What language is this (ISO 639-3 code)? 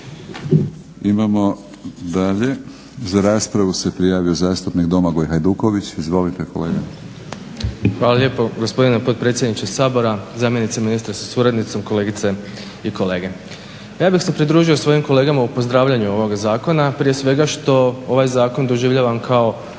hrv